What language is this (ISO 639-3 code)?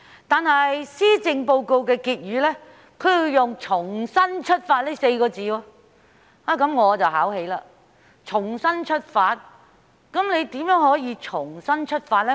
yue